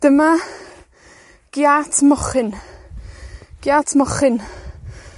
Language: Welsh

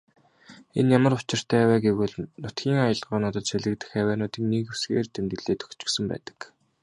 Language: Mongolian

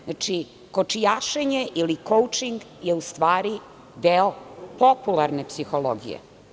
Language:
Serbian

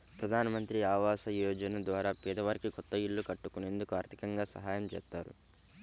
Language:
Telugu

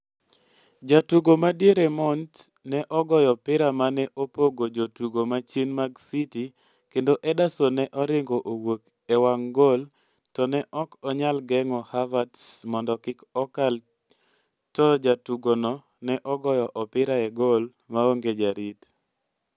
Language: Luo (Kenya and Tanzania)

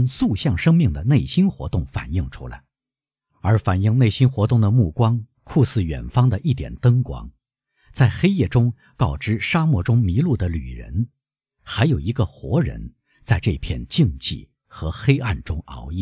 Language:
Chinese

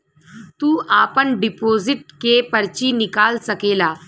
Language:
Bhojpuri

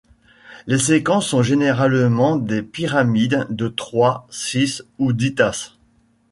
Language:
French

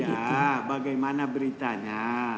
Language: Indonesian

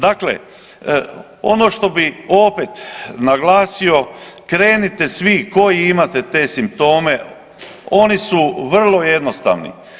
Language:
Croatian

